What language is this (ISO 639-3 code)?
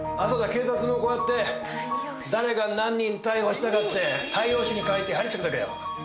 jpn